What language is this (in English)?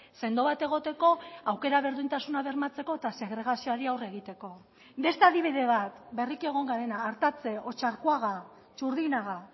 Basque